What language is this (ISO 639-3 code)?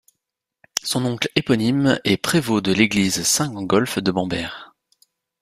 fra